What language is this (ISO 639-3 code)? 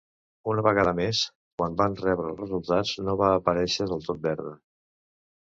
cat